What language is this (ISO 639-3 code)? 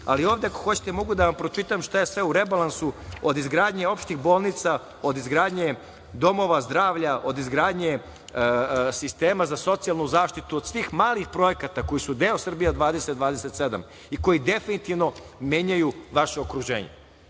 srp